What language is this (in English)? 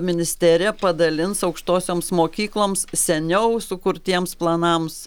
Lithuanian